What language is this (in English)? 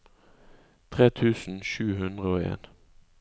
Norwegian